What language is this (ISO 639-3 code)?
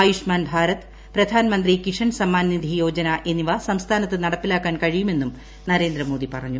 mal